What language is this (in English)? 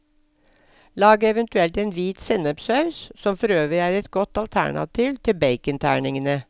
Norwegian